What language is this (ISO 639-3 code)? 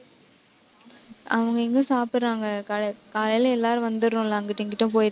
tam